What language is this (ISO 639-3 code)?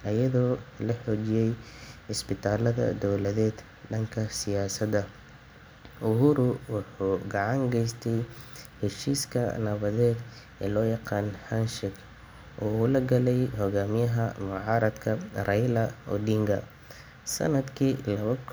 som